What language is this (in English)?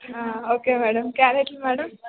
Telugu